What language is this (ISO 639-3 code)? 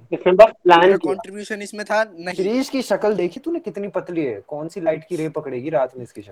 hin